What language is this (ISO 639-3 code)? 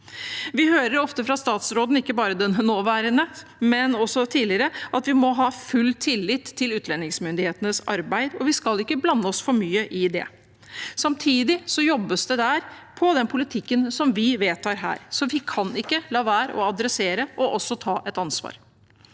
nor